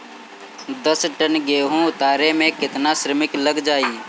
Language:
Bhojpuri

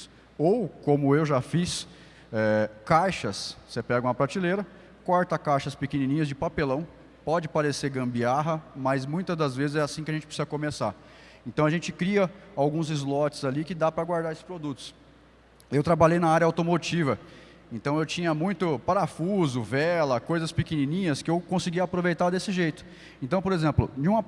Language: Portuguese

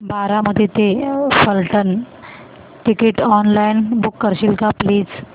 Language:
Marathi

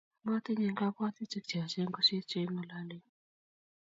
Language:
Kalenjin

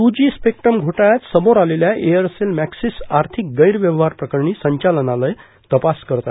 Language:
Marathi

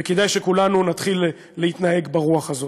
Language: Hebrew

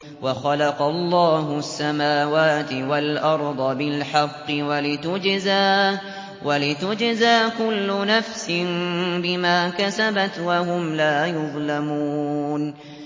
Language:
Arabic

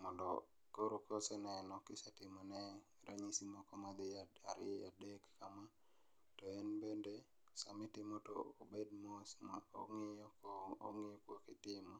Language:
Luo (Kenya and Tanzania)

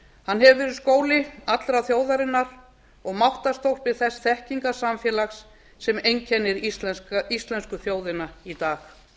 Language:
Icelandic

